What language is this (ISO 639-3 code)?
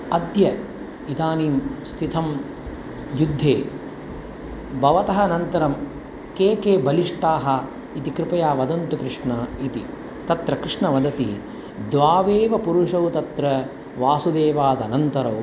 san